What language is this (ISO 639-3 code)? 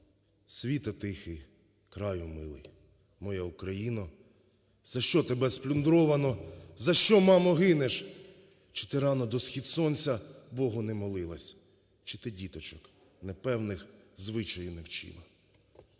ukr